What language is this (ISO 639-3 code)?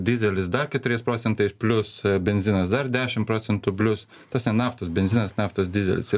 lit